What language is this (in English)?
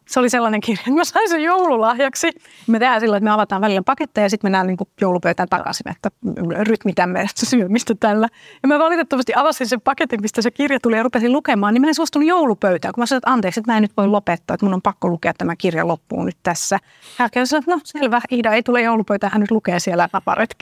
Finnish